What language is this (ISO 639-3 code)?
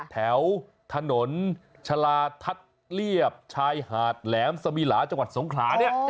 tha